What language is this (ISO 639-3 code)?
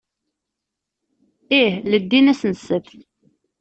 kab